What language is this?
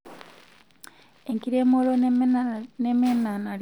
Masai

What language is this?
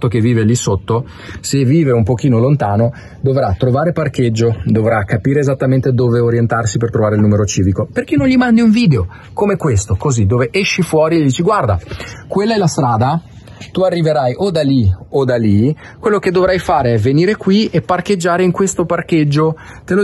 Italian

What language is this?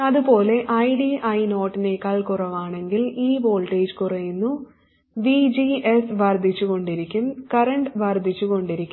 Malayalam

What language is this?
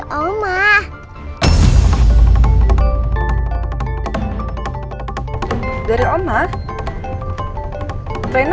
Indonesian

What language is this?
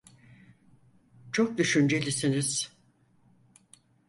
Turkish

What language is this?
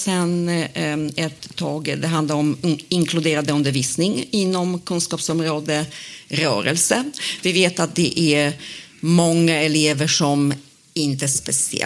Swedish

